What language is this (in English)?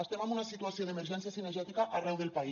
Catalan